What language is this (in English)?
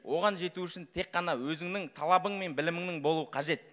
Kazakh